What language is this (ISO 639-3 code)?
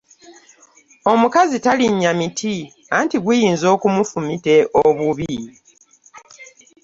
lug